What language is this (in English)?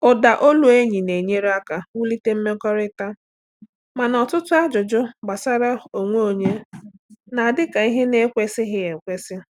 Igbo